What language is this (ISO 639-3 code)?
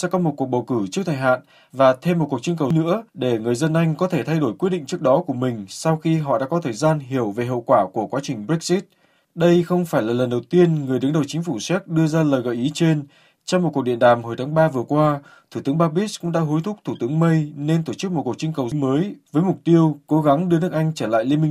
vie